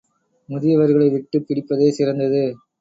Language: Tamil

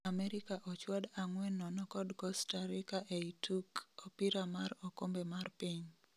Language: Luo (Kenya and Tanzania)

